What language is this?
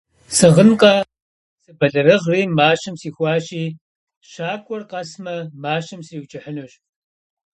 Kabardian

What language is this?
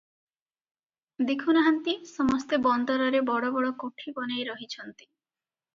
Odia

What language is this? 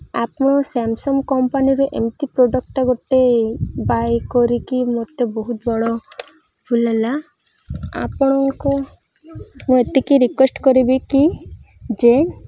Odia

